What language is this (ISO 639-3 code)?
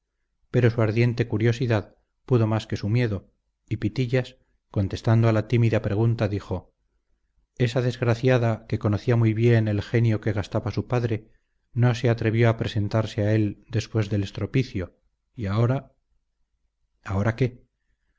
spa